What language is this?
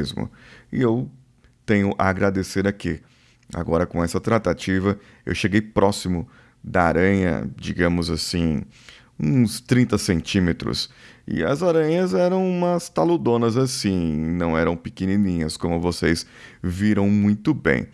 Portuguese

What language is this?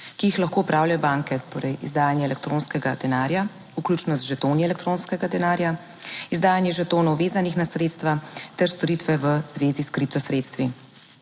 Slovenian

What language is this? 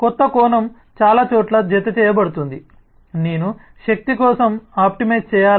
Telugu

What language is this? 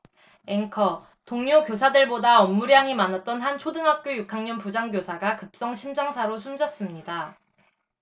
Korean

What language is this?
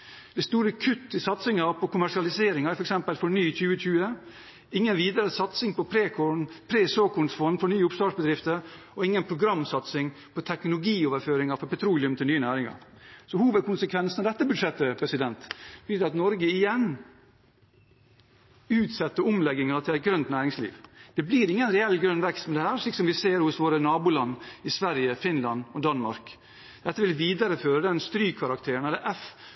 Norwegian Bokmål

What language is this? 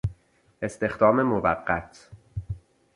Persian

